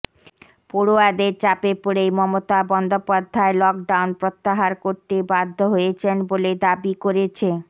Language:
Bangla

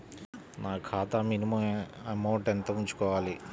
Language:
Telugu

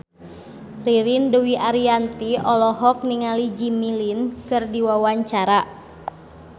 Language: Sundanese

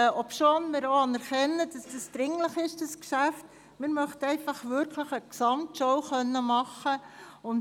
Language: Swiss German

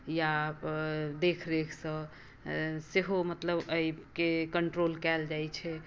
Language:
Maithili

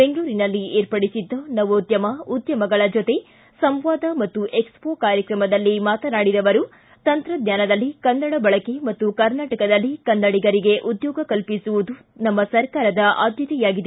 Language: Kannada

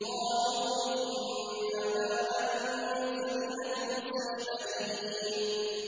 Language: Arabic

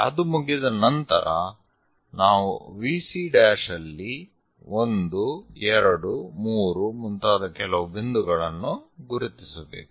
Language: Kannada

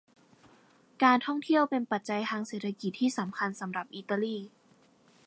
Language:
Thai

